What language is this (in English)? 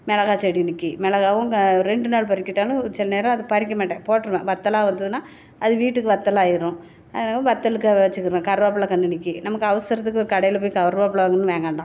Tamil